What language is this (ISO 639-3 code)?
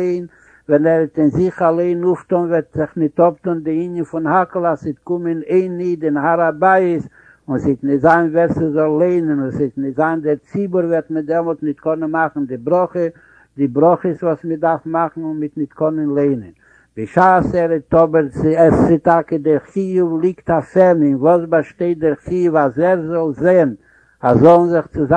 heb